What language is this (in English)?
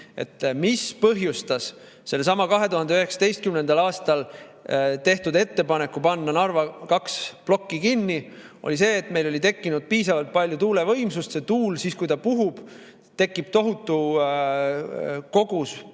Estonian